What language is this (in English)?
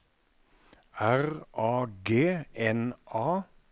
Norwegian